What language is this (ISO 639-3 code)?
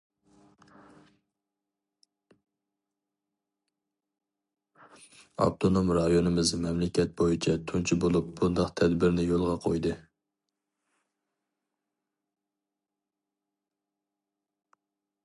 uig